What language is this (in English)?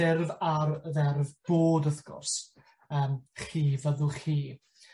Welsh